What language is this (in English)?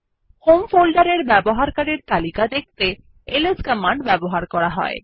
Bangla